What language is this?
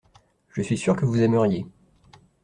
French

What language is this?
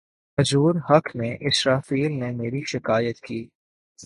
Urdu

